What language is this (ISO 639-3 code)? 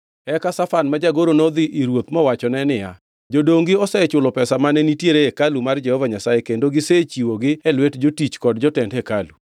luo